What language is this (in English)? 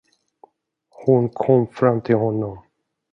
Swedish